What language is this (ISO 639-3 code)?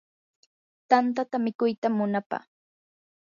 qur